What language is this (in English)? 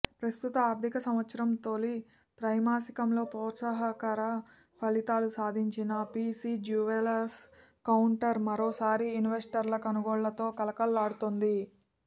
Telugu